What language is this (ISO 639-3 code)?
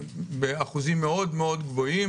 heb